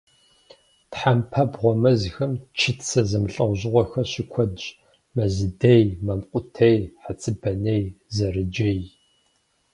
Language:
Kabardian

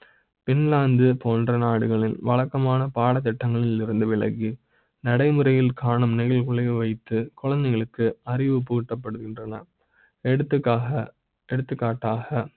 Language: Tamil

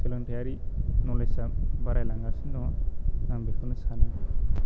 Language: Bodo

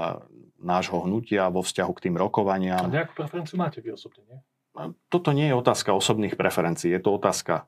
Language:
Slovak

